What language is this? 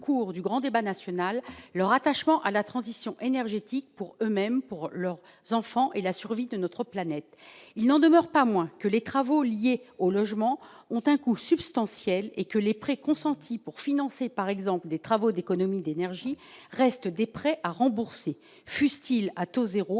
French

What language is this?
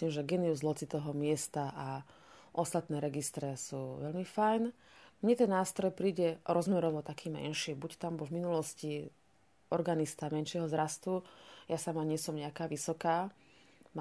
Slovak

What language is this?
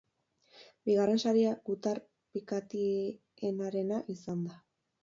Basque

